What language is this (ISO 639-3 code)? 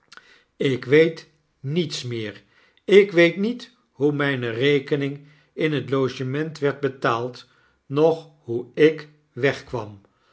nld